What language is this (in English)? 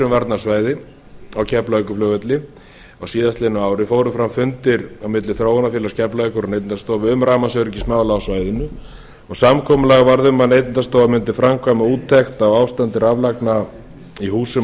Icelandic